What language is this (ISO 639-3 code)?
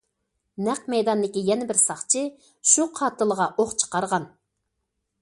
uig